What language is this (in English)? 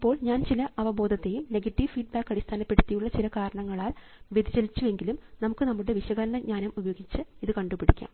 Malayalam